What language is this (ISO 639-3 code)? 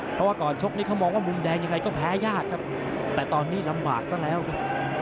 tha